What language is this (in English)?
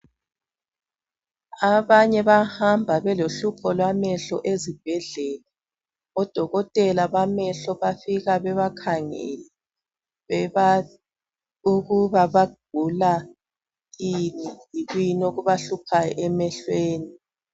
North Ndebele